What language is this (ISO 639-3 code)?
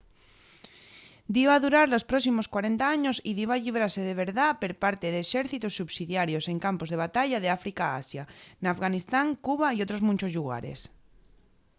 ast